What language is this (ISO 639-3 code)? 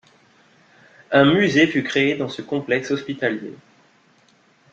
fra